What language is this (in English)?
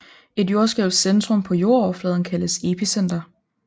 Danish